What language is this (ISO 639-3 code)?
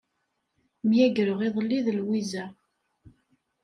kab